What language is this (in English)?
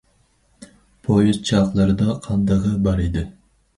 Uyghur